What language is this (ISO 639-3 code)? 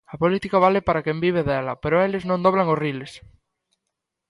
glg